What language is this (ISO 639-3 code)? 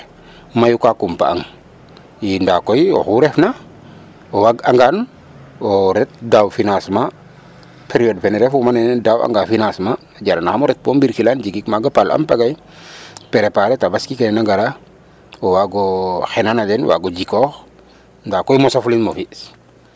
srr